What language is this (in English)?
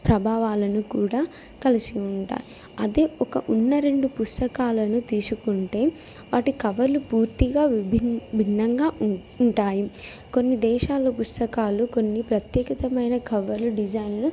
Telugu